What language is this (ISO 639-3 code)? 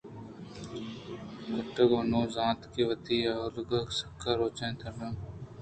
bgp